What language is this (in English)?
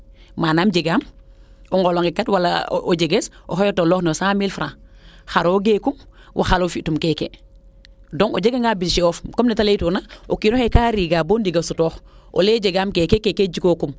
Serer